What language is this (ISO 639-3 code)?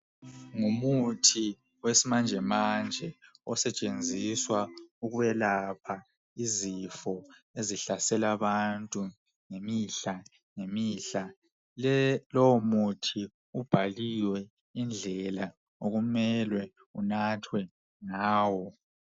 nde